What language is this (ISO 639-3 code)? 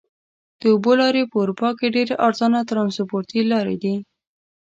pus